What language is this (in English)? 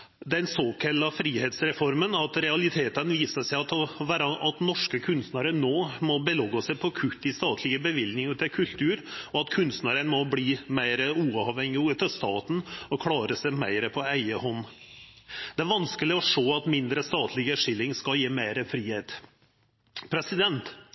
Norwegian Nynorsk